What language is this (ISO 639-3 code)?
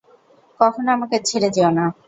ben